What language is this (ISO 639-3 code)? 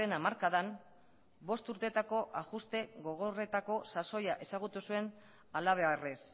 eus